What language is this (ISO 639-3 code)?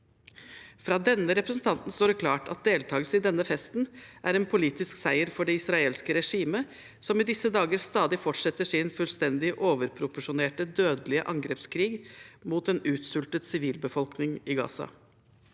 nor